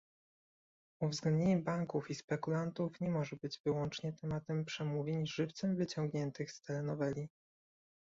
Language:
Polish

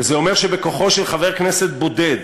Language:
Hebrew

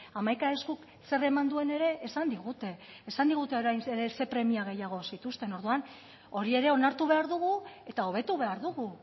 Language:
Basque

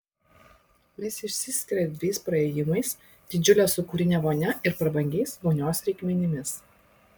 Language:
Lithuanian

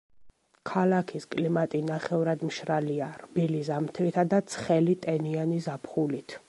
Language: Georgian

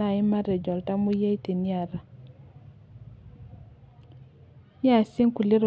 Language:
Masai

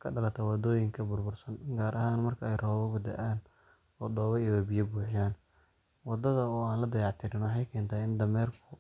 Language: Somali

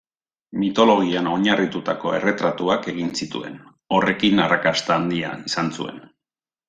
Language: Basque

